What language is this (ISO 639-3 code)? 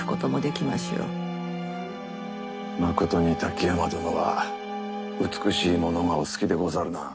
jpn